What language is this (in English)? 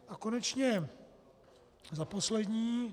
Czech